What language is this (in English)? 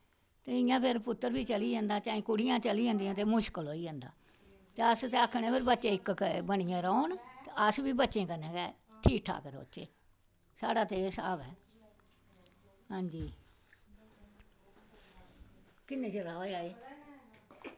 Dogri